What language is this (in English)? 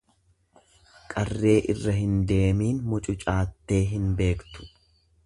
Oromo